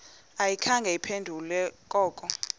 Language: Xhosa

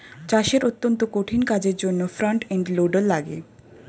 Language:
Bangla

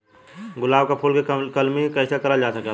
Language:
Bhojpuri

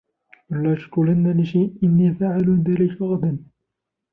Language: Arabic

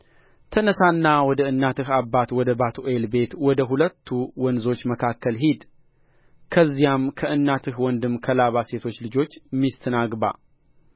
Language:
Amharic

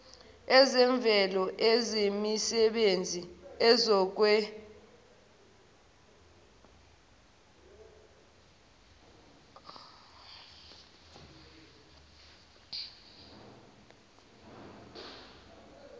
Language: Zulu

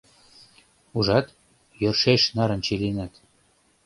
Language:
Mari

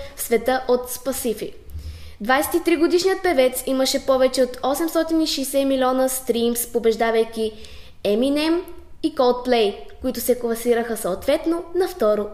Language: Bulgarian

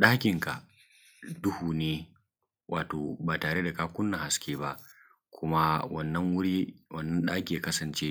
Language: Hausa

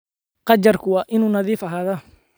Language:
Somali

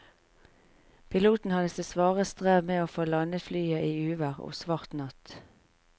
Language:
Norwegian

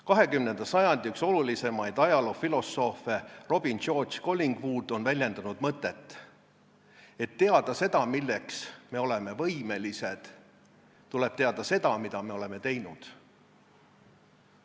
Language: Estonian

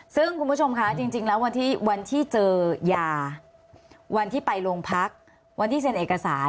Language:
Thai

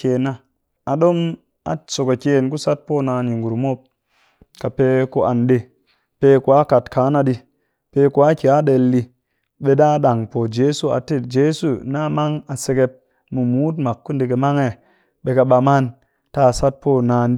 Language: Cakfem-Mushere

